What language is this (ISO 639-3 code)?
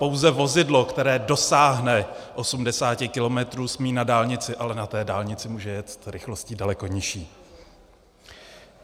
ces